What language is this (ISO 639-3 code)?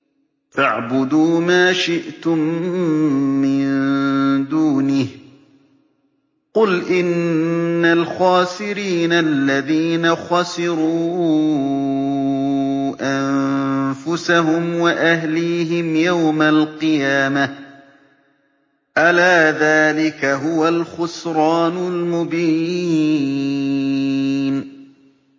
ara